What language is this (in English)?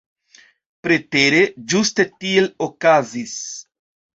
Esperanto